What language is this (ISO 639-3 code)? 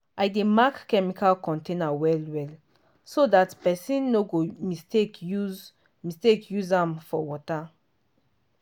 pcm